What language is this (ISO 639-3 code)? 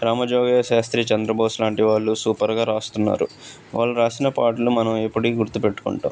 tel